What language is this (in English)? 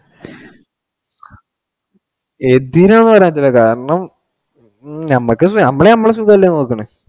Malayalam